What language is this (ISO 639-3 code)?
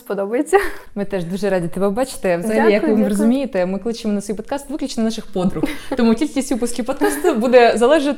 ukr